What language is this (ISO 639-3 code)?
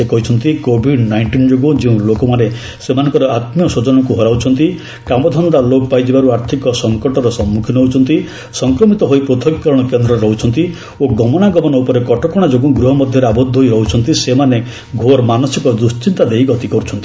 ori